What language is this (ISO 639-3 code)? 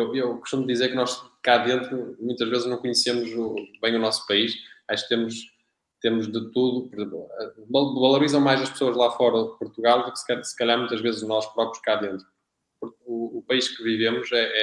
por